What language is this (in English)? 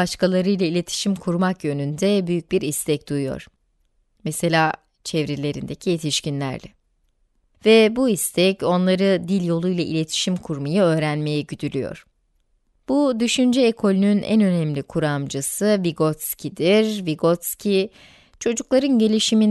Turkish